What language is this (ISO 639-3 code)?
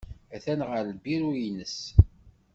kab